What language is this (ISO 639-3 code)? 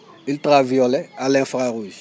wol